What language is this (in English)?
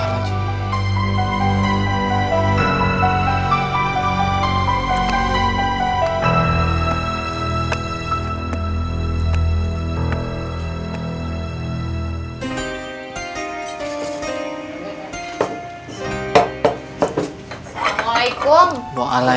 Indonesian